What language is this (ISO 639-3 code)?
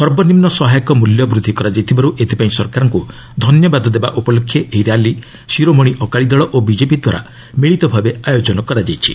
ori